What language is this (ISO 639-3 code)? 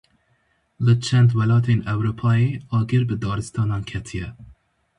kur